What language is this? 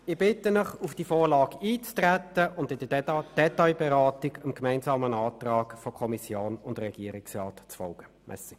Swiss German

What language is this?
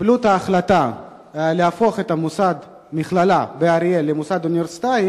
Hebrew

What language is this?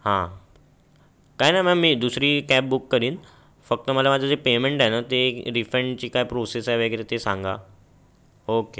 Marathi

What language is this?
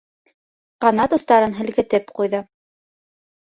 Bashkir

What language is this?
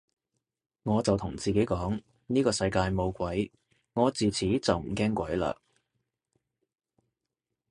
Cantonese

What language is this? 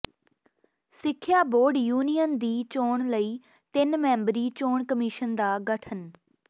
Punjabi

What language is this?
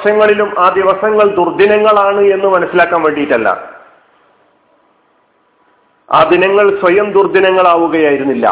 Malayalam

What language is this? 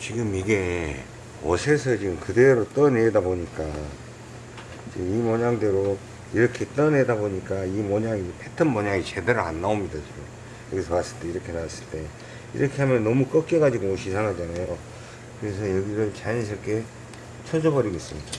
Korean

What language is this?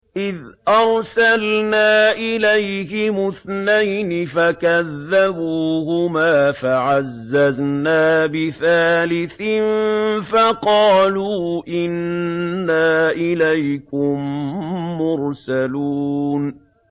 Arabic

